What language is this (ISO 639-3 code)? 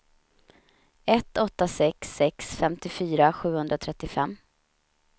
swe